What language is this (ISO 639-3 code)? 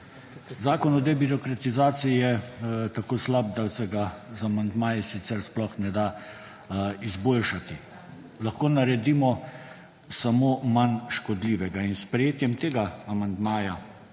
slv